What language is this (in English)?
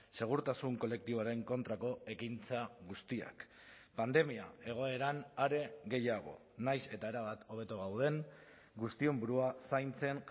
Basque